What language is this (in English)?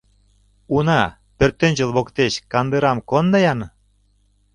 Mari